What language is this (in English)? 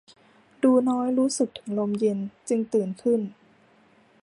Thai